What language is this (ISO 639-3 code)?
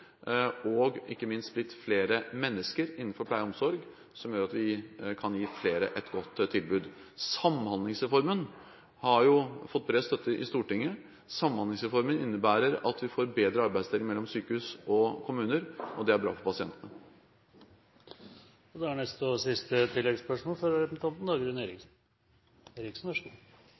nor